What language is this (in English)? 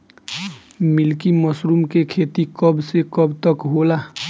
Bhojpuri